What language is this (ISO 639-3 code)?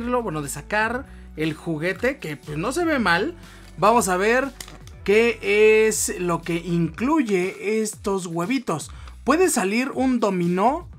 spa